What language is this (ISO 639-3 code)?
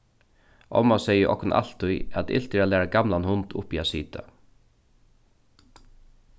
fao